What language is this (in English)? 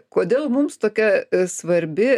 Lithuanian